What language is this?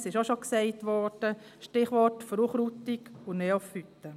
Swiss German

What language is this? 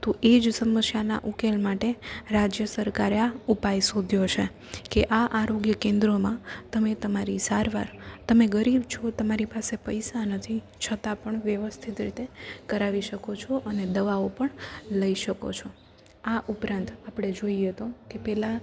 Gujarati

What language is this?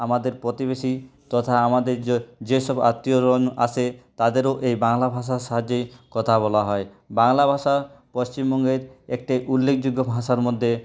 Bangla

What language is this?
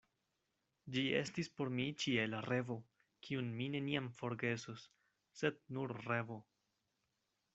Esperanto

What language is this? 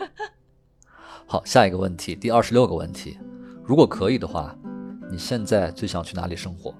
Chinese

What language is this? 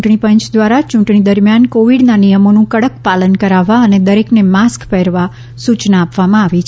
Gujarati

